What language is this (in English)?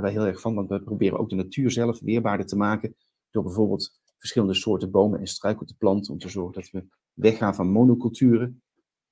Dutch